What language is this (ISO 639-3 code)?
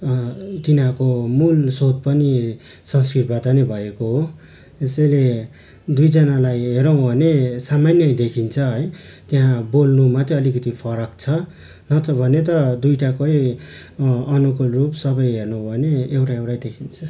nep